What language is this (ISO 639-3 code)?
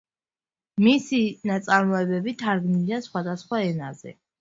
kat